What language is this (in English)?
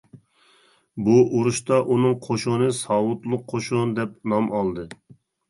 Uyghur